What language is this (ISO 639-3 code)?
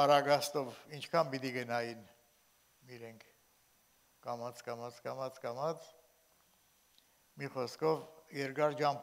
tur